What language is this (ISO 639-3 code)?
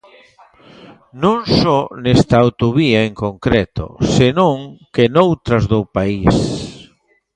glg